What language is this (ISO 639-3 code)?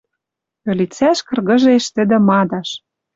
mrj